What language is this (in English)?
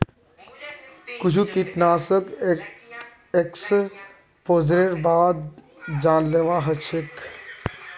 Magahi